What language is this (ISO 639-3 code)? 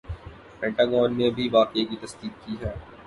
urd